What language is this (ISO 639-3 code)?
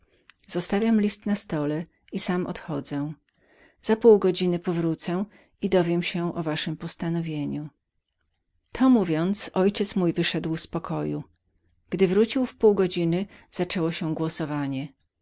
pol